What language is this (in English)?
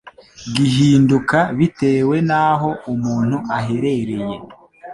Kinyarwanda